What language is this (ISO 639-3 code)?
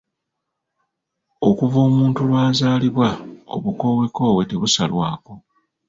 lug